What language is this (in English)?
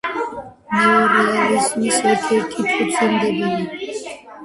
Georgian